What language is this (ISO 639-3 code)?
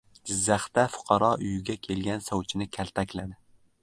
uzb